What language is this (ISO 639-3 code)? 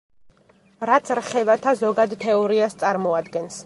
kat